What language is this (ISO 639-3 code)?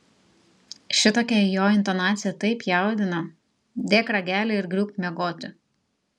lit